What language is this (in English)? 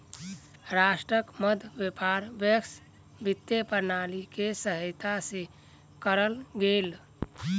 Maithili